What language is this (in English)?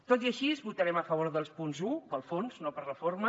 Catalan